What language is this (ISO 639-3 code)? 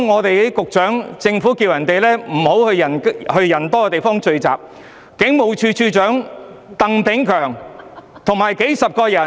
yue